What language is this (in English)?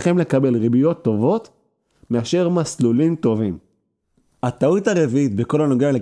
Hebrew